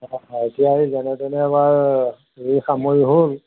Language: Assamese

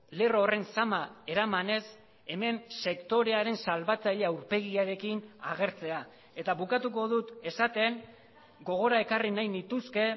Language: Basque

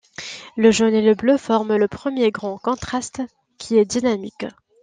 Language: French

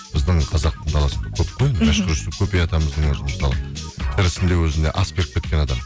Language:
Kazakh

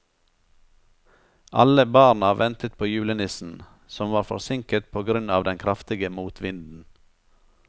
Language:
Norwegian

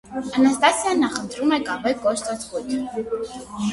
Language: Armenian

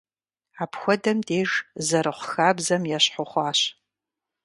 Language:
Kabardian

